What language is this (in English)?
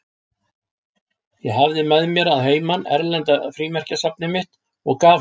Icelandic